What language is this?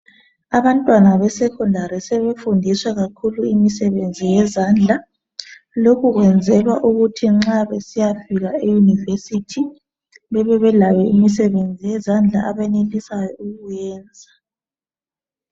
North Ndebele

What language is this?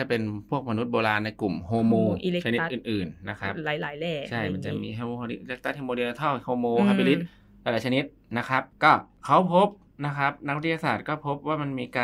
Thai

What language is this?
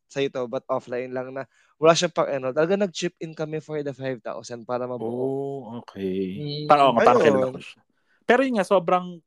Filipino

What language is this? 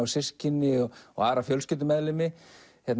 Icelandic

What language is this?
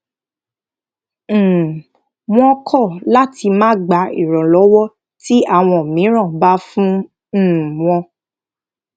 Yoruba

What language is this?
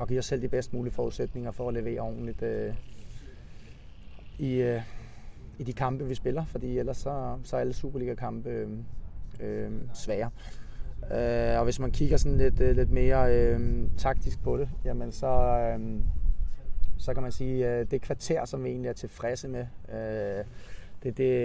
Danish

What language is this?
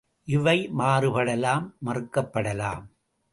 Tamil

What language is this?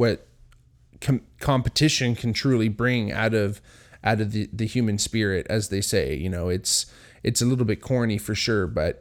English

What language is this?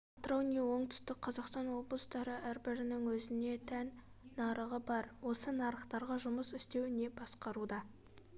Kazakh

